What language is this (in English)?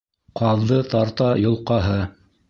Bashkir